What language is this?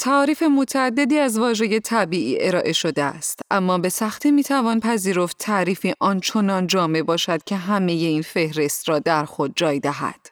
Persian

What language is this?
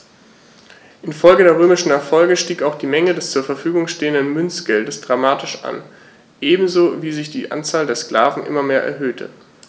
German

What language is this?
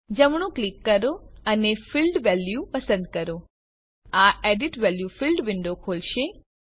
Gujarati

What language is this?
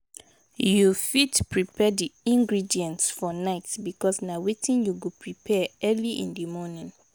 Nigerian Pidgin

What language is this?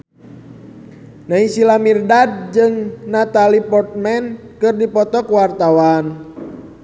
Sundanese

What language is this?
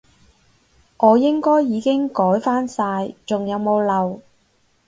Cantonese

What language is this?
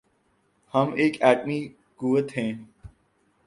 Urdu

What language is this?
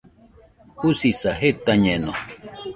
Nüpode Huitoto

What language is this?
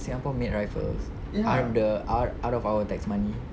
English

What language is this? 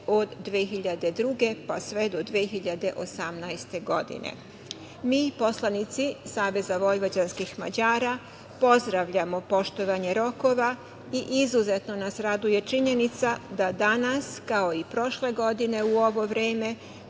Serbian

